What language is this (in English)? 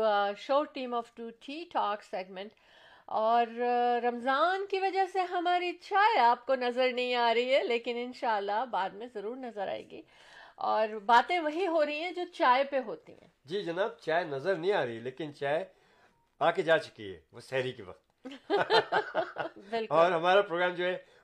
Urdu